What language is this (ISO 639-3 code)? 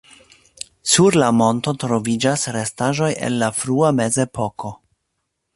epo